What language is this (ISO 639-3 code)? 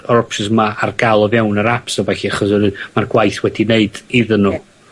cym